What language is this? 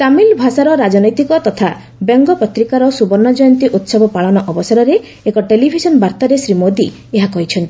Odia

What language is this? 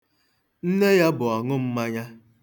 Igbo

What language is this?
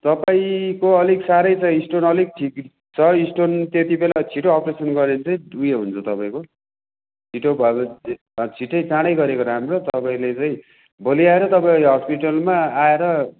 Nepali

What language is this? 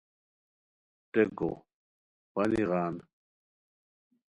Khowar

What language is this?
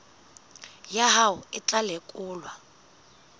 Southern Sotho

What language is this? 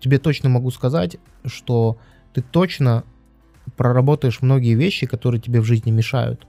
Russian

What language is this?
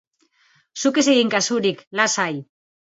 Basque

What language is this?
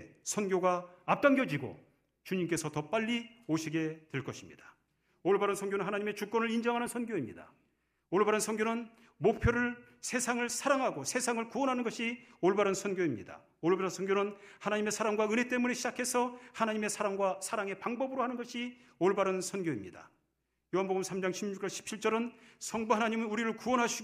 Korean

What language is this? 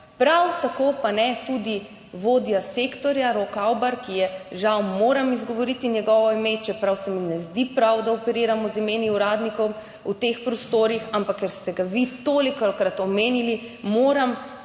Slovenian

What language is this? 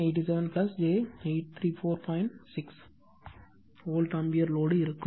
Tamil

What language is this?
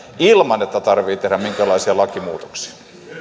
Finnish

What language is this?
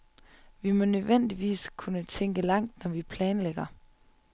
Danish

